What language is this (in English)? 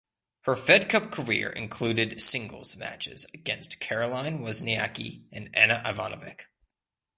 English